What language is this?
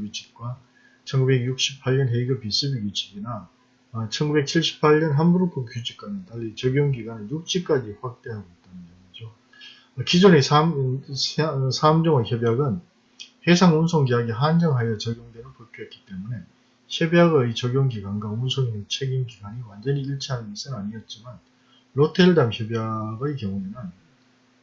Korean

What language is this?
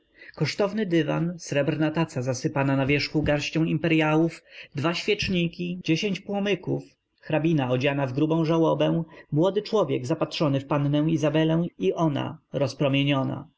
Polish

